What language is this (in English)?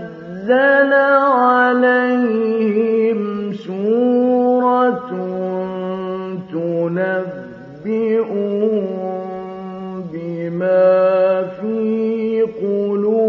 Arabic